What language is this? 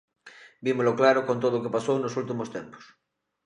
Galician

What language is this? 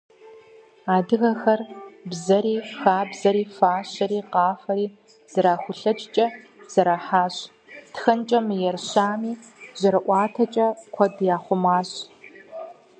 Kabardian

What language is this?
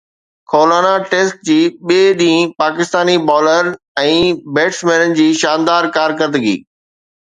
Sindhi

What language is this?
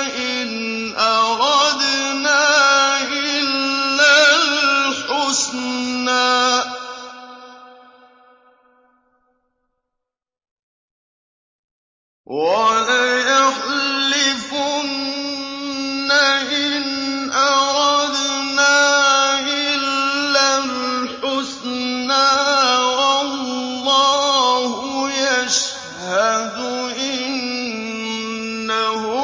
Arabic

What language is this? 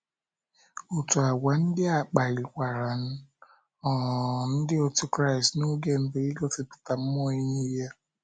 Igbo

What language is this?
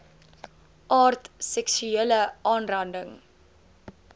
Afrikaans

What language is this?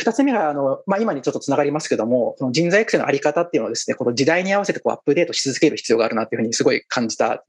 Japanese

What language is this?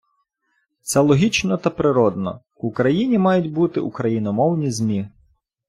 Ukrainian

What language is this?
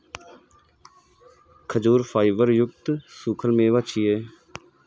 Maithili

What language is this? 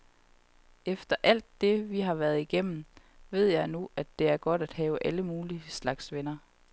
Danish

